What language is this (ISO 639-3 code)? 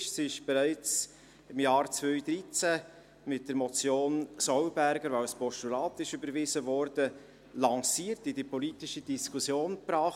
gsw